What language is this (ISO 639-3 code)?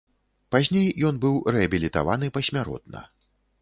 bel